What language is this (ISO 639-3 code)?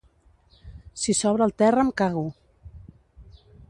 cat